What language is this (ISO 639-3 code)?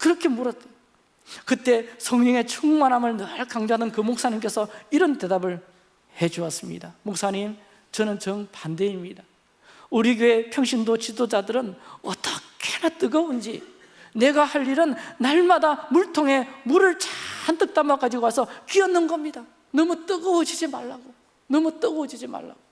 kor